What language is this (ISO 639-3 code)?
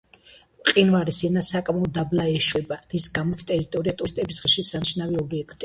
kat